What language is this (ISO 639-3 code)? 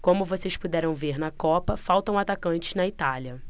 por